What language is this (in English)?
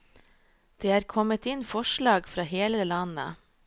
Norwegian